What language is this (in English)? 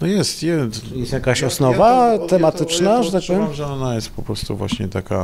Polish